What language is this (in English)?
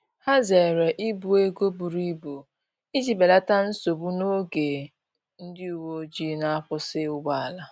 Igbo